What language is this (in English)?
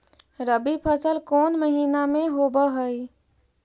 Magahi